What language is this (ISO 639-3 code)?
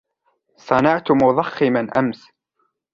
ara